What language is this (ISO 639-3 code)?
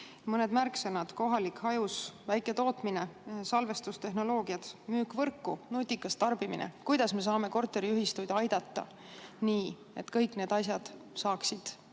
est